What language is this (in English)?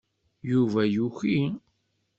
Kabyle